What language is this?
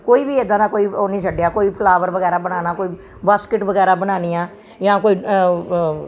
Punjabi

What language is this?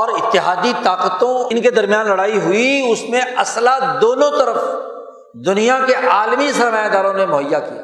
Urdu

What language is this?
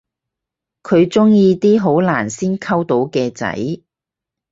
Cantonese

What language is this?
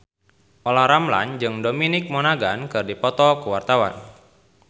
Sundanese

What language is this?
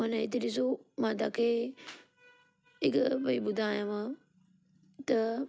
Sindhi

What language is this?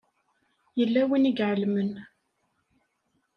Kabyle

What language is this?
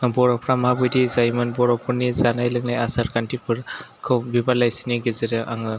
Bodo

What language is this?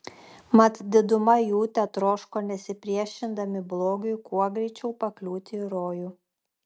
Lithuanian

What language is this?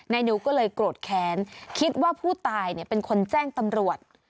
Thai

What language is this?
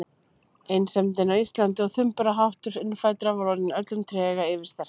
Icelandic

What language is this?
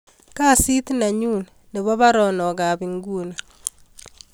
Kalenjin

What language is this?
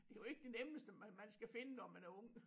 Danish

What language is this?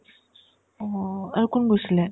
Assamese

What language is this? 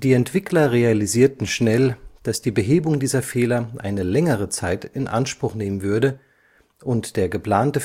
German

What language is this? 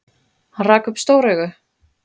Icelandic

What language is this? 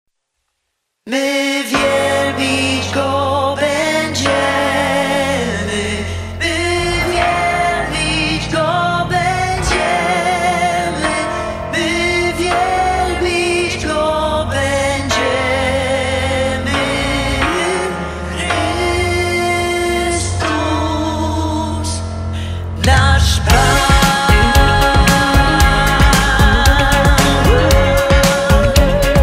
Polish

